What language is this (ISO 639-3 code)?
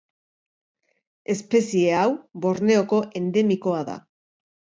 eus